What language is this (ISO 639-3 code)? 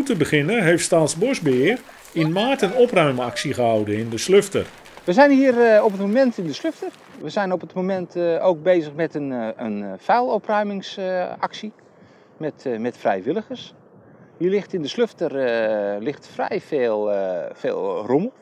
nld